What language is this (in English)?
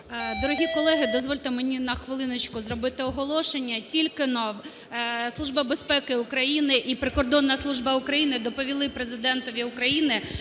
Ukrainian